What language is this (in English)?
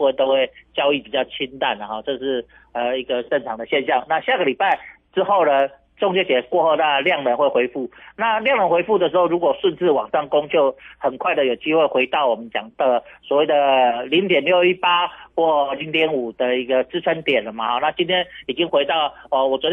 Chinese